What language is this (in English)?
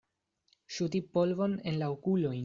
Esperanto